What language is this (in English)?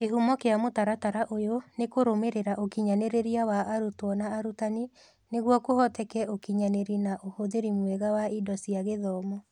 Kikuyu